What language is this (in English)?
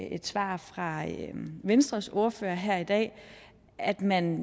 Danish